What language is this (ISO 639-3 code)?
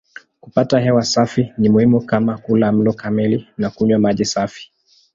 swa